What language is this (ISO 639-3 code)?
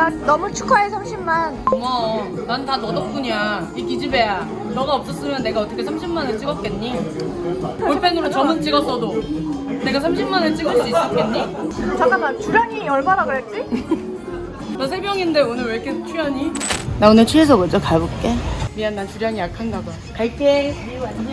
kor